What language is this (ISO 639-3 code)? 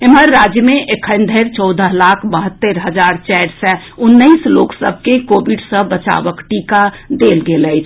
mai